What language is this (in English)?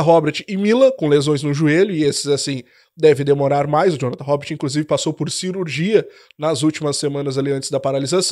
Portuguese